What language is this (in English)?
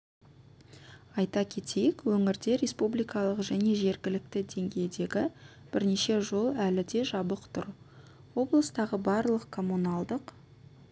Kazakh